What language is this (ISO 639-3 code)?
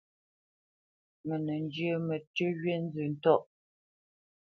bce